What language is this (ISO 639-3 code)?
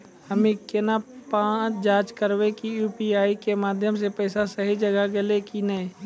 mai